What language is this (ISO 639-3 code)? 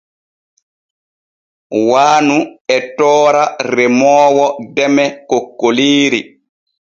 fue